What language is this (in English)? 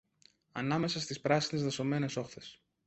Greek